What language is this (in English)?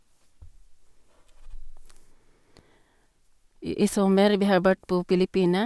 Norwegian